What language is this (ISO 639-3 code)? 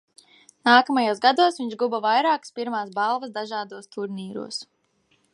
lav